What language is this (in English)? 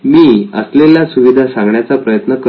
Marathi